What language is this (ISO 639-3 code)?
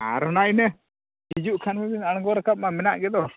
sat